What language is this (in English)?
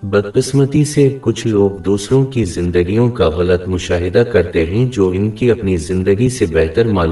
Urdu